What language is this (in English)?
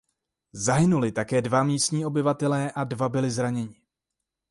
Czech